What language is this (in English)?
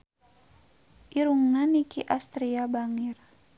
Sundanese